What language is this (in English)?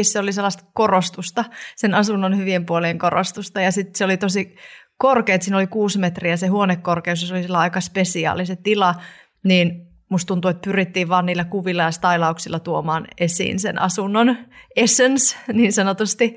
Finnish